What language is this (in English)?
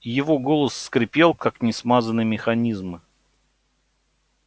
Russian